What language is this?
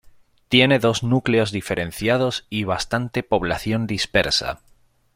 Spanish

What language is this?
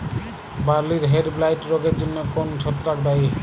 Bangla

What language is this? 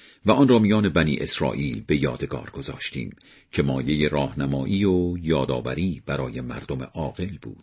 Persian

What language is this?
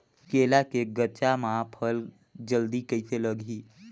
Chhattisgarhi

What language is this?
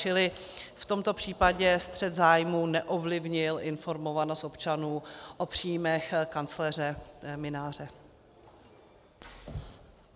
Czech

